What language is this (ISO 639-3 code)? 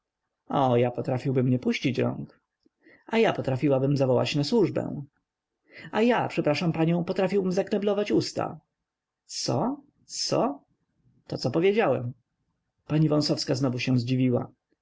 pol